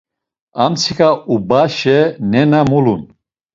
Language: Laz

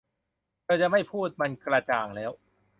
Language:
Thai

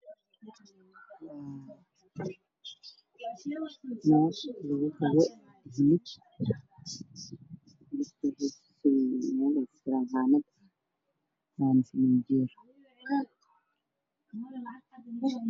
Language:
Somali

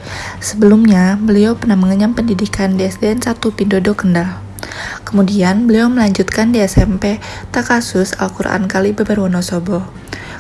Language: Indonesian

